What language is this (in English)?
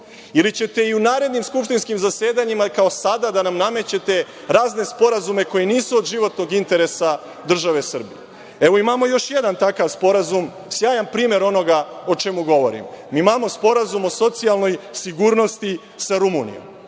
Serbian